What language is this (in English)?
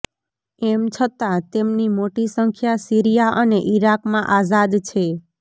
Gujarati